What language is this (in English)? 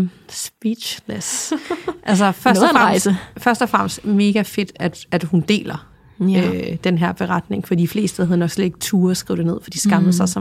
Danish